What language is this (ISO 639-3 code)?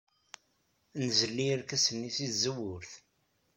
kab